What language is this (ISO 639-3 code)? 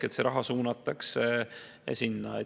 est